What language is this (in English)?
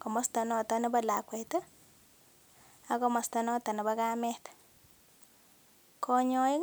Kalenjin